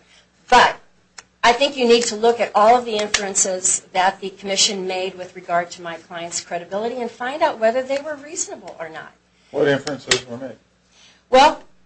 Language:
English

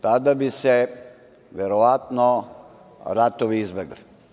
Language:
Serbian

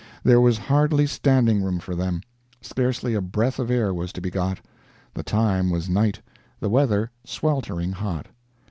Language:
English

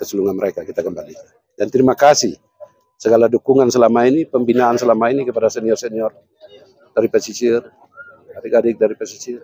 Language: Indonesian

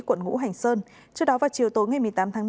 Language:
Vietnamese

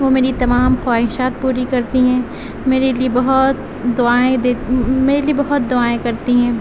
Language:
Urdu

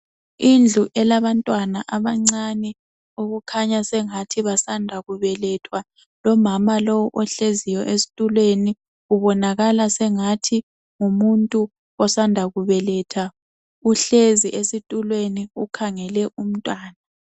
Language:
North Ndebele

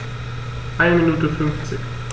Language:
German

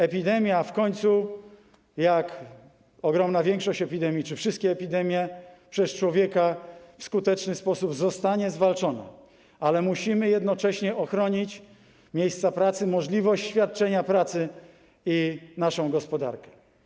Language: Polish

